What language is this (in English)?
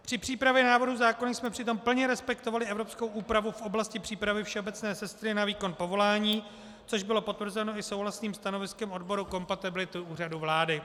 Czech